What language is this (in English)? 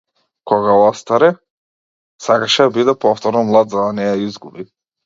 Macedonian